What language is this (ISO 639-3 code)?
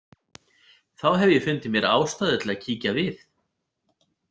isl